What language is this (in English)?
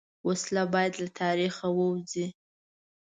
Pashto